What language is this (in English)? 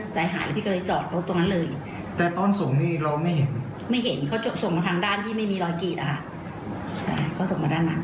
Thai